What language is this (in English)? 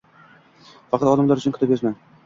Uzbek